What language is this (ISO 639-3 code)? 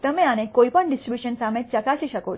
guj